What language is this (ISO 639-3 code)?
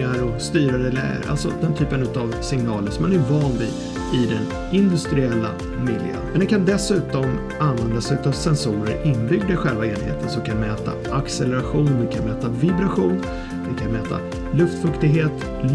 swe